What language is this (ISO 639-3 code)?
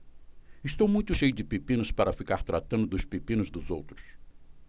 por